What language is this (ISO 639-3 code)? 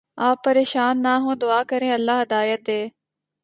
urd